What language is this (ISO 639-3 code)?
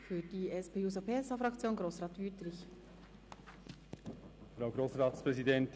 gsw